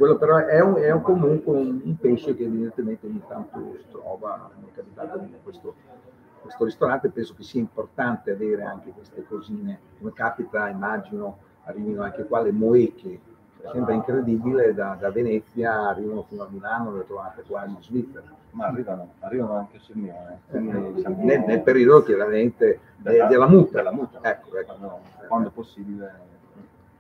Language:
Italian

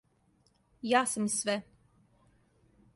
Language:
Serbian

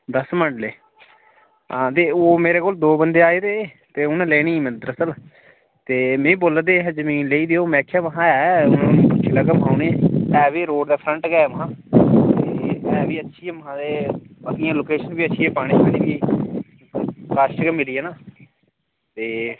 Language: Dogri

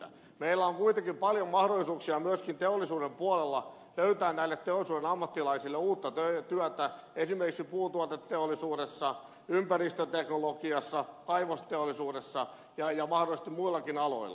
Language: Finnish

